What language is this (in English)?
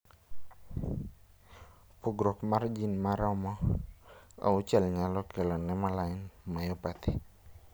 Luo (Kenya and Tanzania)